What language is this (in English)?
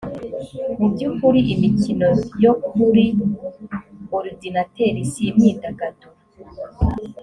Kinyarwanda